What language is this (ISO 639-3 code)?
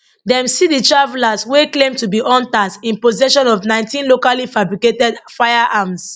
pcm